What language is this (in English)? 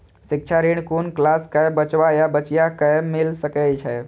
Maithili